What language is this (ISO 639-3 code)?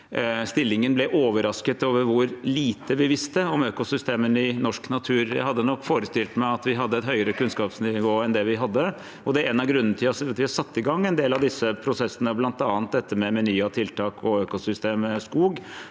nor